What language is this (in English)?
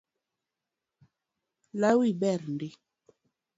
Luo (Kenya and Tanzania)